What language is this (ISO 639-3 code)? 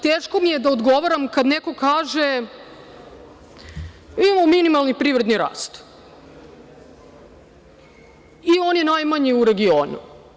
srp